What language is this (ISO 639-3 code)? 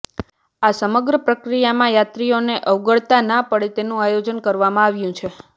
guj